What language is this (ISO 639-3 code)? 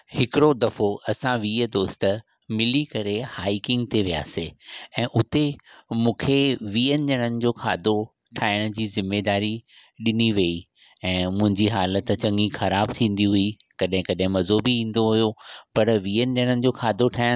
snd